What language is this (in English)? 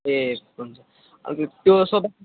Nepali